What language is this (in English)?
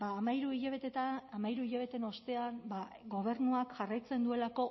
Basque